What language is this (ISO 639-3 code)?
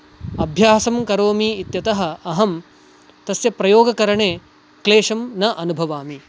san